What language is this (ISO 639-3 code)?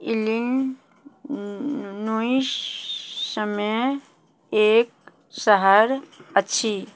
mai